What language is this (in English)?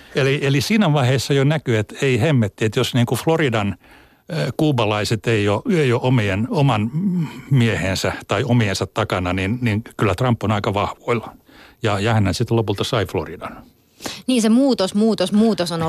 Finnish